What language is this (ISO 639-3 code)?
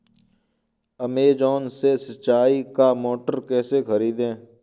hin